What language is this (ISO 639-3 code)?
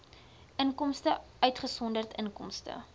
afr